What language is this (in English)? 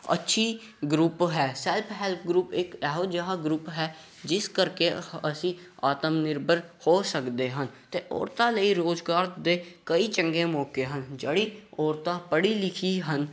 Punjabi